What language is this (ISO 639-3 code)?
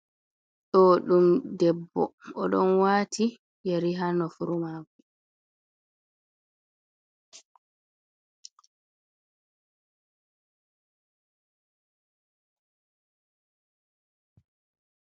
ful